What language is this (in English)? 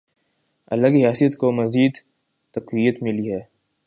Urdu